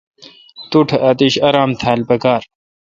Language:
Kalkoti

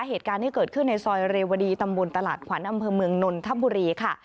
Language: Thai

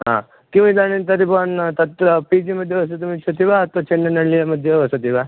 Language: Sanskrit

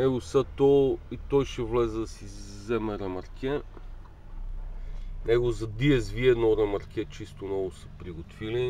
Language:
Bulgarian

